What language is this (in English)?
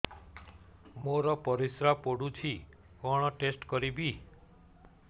Odia